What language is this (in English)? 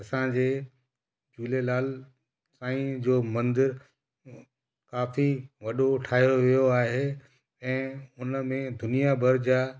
Sindhi